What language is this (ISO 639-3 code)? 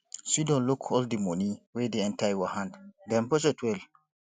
pcm